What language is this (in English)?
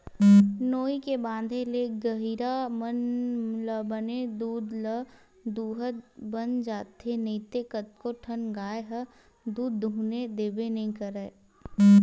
Chhattisgarhi